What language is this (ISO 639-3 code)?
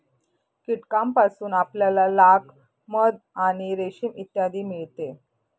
mar